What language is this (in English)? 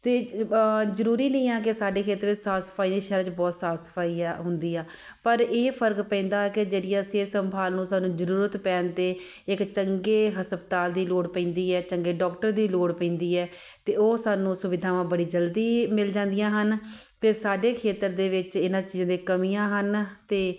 Punjabi